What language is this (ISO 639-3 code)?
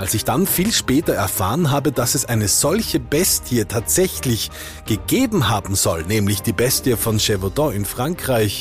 deu